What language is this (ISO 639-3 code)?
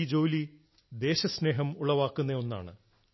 mal